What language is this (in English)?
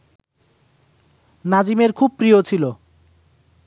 Bangla